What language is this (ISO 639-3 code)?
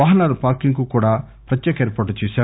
tel